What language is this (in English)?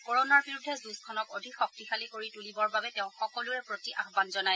Assamese